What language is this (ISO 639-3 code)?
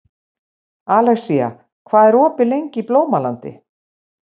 isl